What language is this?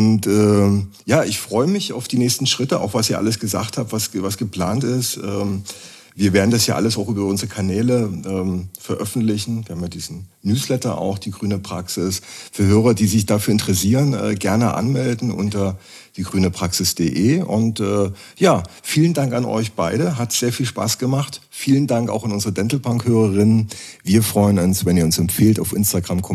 German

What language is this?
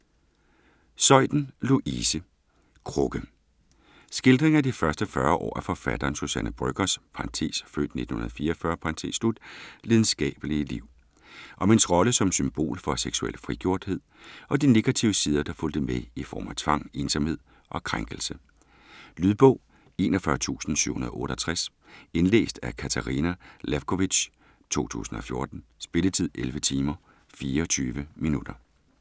Danish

